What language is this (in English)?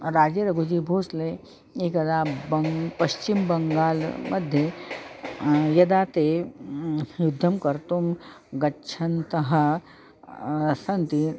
Sanskrit